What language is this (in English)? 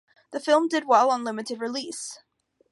English